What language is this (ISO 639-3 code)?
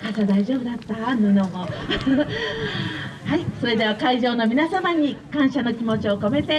jpn